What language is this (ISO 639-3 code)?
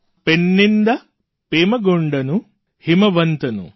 guj